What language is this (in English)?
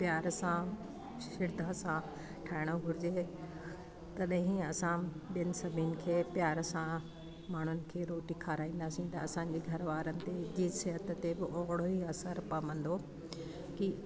Sindhi